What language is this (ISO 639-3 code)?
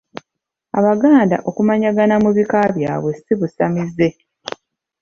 lug